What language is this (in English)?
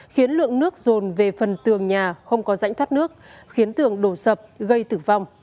Vietnamese